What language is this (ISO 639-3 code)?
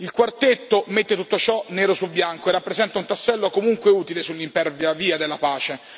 ita